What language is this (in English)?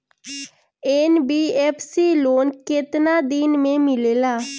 Bhojpuri